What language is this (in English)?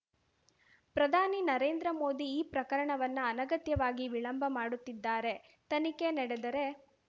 Kannada